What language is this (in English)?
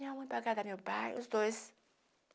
Portuguese